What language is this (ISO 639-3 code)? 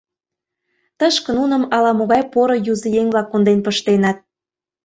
chm